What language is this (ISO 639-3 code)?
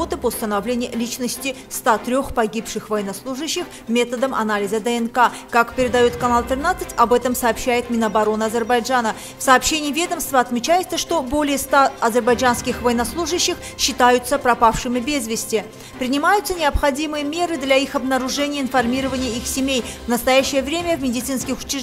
rus